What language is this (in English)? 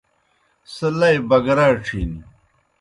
Kohistani Shina